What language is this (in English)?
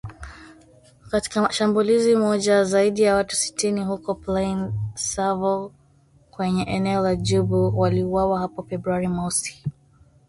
Swahili